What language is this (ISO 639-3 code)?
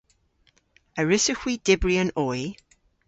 cor